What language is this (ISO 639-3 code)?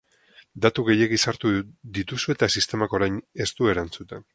eus